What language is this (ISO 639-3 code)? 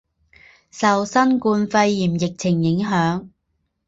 zho